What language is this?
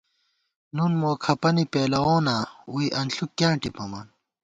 Gawar-Bati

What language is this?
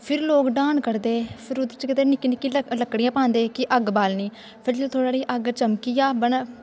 Dogri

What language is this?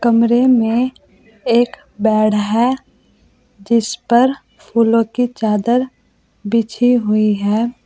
Hindi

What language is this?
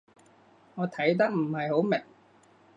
Cantonese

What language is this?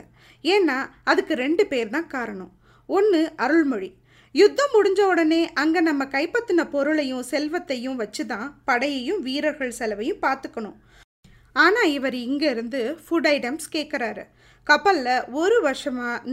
Tamil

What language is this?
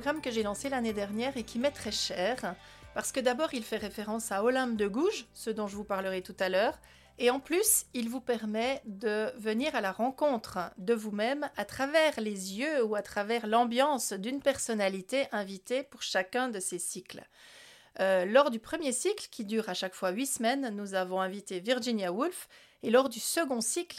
French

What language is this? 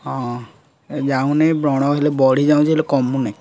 Odia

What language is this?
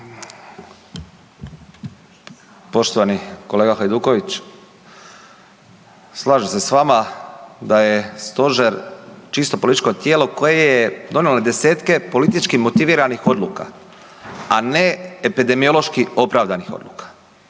Croatian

